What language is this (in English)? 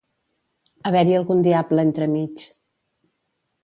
Catalan